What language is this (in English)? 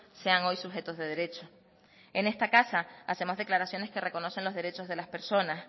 Spanish